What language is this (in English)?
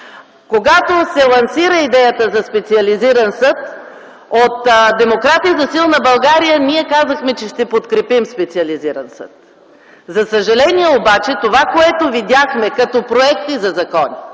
Bulgarian